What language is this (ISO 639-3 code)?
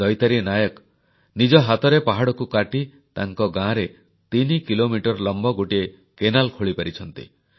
ori